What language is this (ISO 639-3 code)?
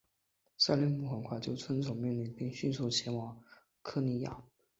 zho